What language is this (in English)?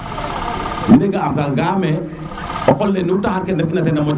Serer